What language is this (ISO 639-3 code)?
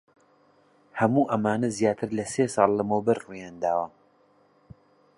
ckb